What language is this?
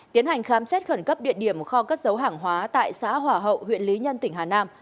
Vietnamese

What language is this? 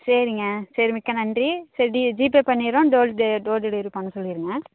Tamil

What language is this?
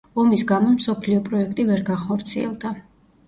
Georgian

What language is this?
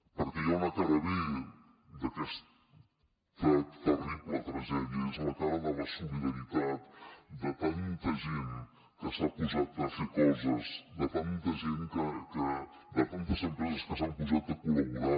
Catalan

